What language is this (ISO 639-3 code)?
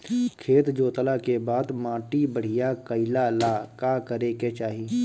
bho